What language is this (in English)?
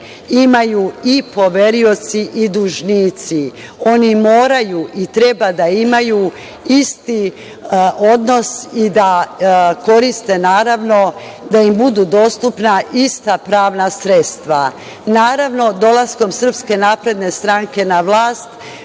Serbian